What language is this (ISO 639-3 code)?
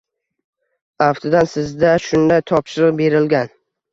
uzb